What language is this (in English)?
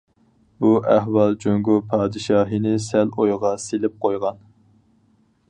Uyghur